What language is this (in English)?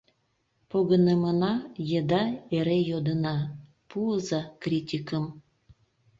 Mari